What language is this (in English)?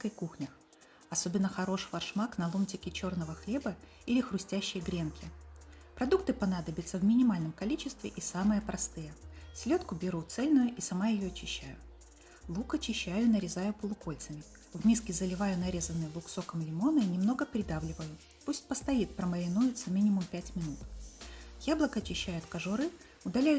Russian